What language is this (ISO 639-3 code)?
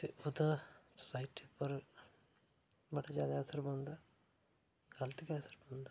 doi